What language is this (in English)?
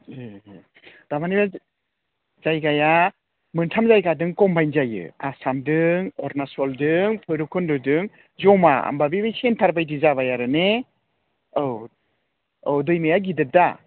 Bodo